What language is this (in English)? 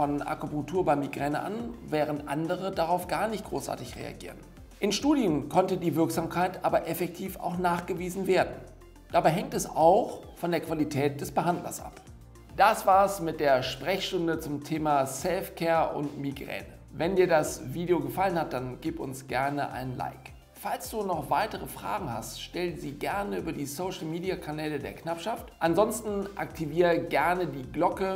German